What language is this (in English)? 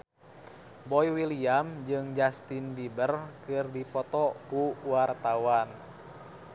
Sundanese